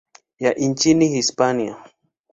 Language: Swahili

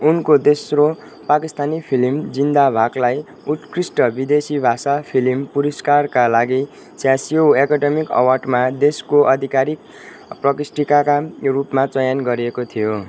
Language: Nepali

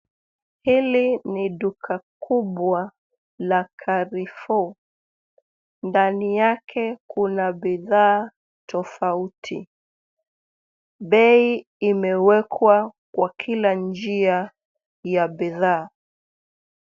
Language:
Swahili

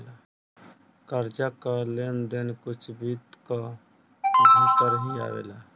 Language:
Bhojpuri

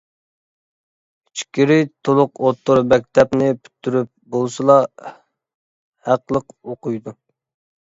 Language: Uyghur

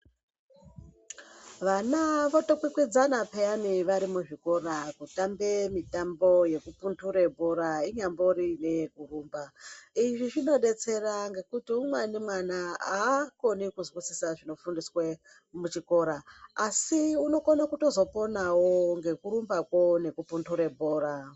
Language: Ndau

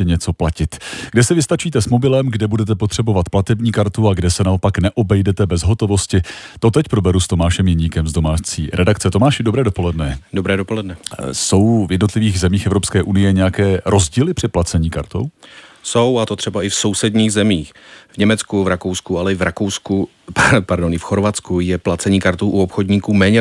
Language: Czech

